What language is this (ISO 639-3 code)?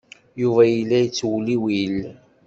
kab